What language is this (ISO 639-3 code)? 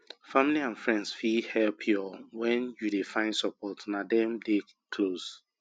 pcm